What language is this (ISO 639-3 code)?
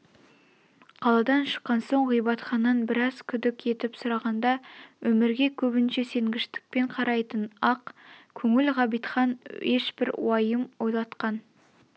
kaz